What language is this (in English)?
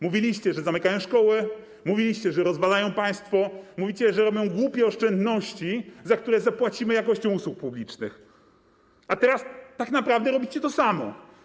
Polish